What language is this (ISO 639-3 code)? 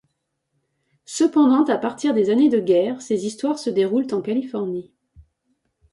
fra